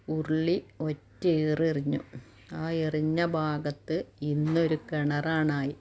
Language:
Malayalam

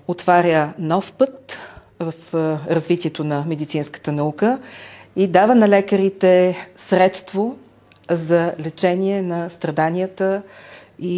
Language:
Bulgarian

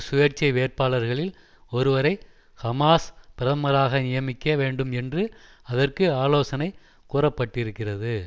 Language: Tamil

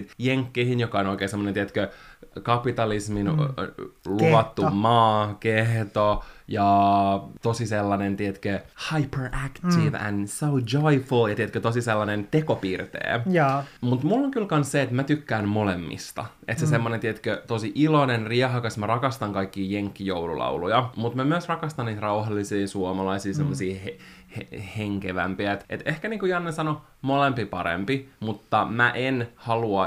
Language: Finnish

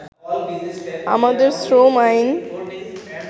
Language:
Bangla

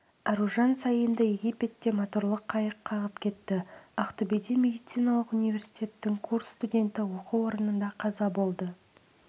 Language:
Kazakh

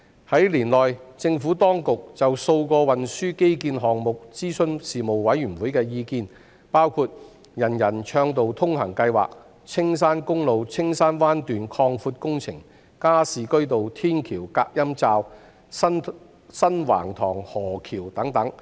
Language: Cantonese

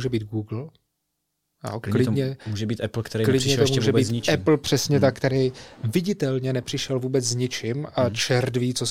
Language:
Czech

